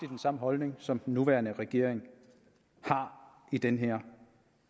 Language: Danish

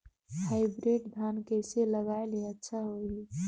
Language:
Chhattisgarhi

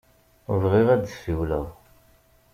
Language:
Kabyle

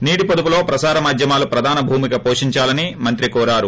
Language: Telugu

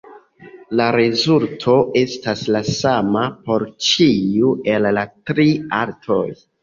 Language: Esperanto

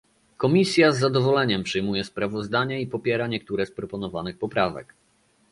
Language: Polish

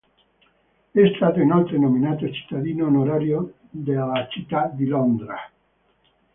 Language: Italian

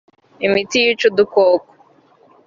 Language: Kinyarwanda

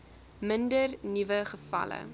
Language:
Afrikaans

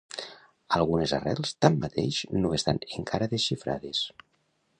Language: Catalan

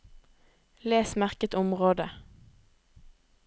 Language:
Norwegian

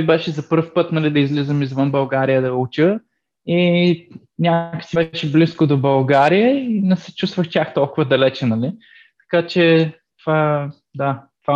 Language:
Bulgarian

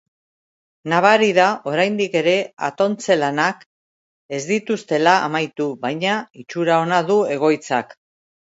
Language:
Basque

